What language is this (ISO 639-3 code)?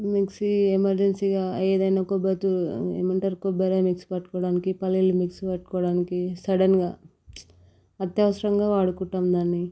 tel